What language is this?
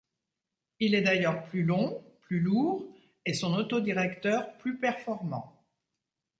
French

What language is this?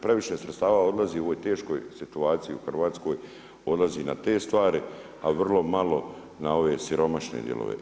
Croatian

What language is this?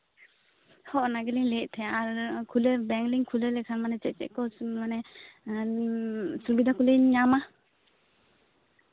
Santali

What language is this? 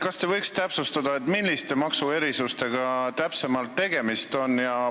Estonian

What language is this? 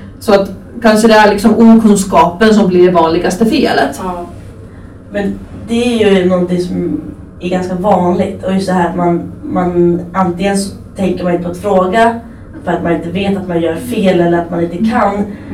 Swedish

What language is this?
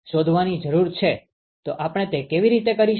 Gujarati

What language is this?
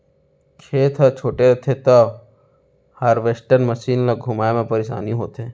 Chhattisgarhi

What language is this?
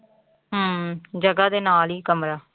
Punjabi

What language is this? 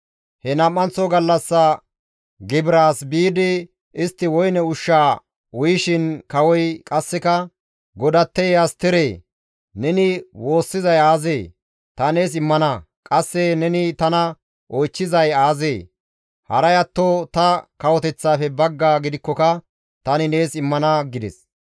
Gamo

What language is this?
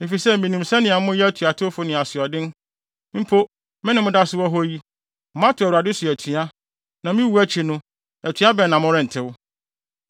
Akan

